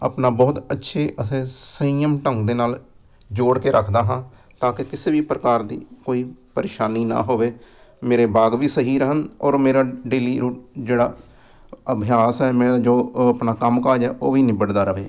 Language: Punjabi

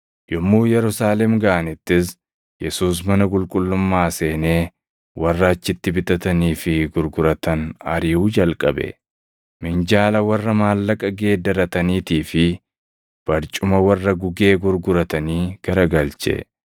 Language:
Oromo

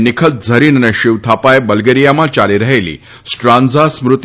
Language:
Gujarati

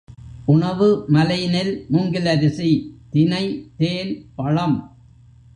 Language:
Tamil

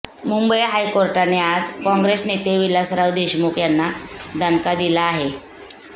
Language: Marathi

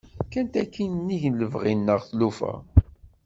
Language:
Kabyle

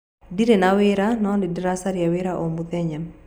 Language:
Kikuyu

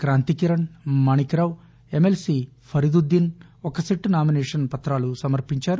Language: Telugu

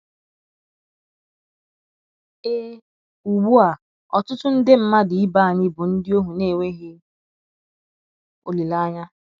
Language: Igbo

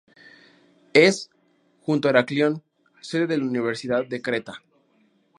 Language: Spanish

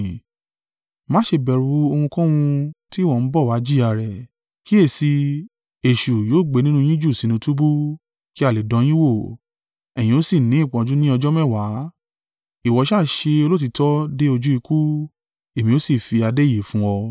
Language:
Yoruba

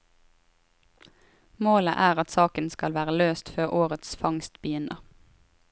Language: Norwegian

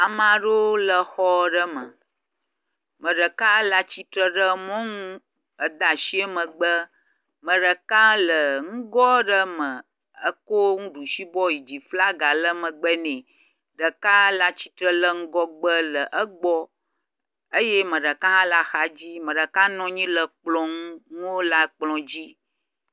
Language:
Ewe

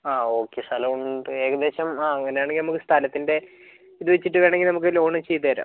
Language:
Malayalam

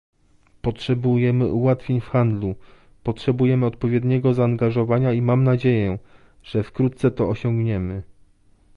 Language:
Polish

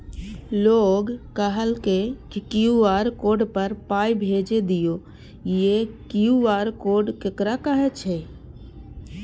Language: Maithili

